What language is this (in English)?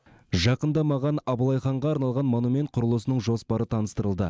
Kazakh